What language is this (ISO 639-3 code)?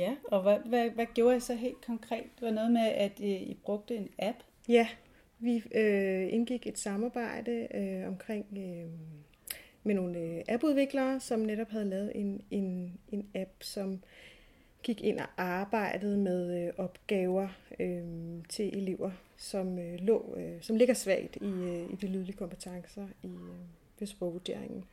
dan